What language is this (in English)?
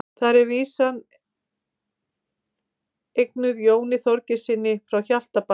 Icelandic